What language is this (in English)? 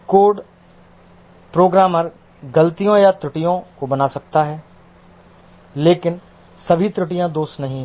Hindi